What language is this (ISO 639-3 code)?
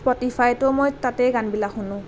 asm